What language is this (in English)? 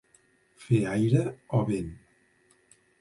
Catalan